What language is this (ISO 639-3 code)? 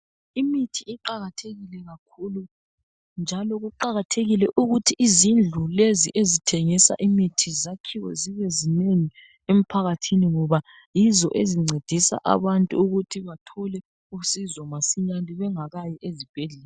nde